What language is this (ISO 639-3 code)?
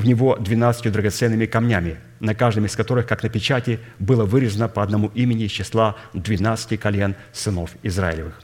rus